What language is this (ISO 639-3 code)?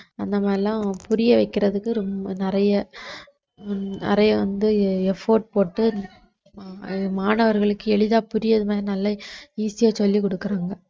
tam